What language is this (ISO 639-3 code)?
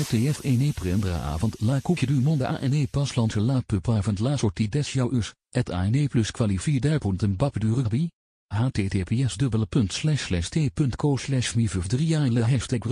nld